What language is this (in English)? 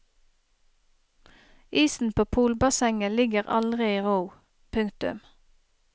Norwegian